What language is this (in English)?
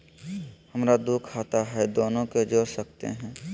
Magahi